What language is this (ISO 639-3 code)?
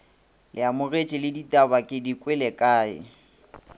nso